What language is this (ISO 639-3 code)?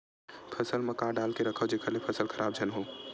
hne